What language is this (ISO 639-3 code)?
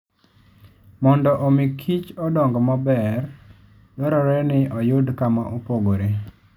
luo